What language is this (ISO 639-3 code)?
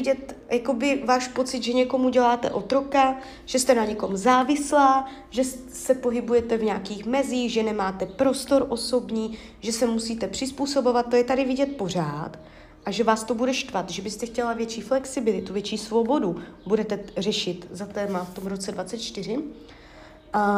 ces